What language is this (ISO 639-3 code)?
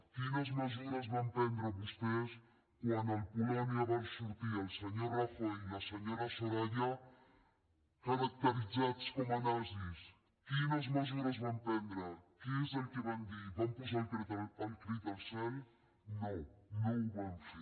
cat